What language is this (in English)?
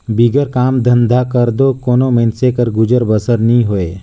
Chhattisgarhi